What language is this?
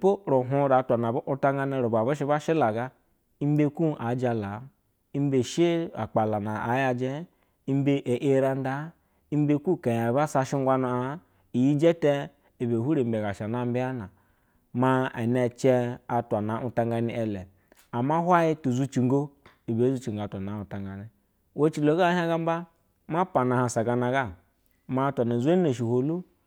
Basa (Nigeria)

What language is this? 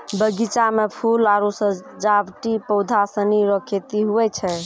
Maithili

